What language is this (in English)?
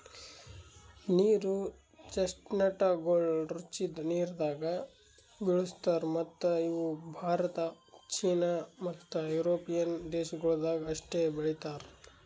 Kannada